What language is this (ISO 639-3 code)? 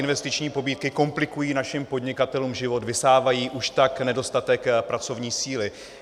ces